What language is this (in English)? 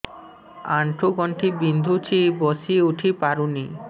Odia